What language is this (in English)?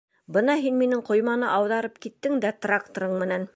Bashkir